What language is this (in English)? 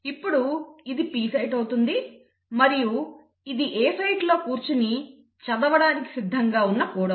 Telugu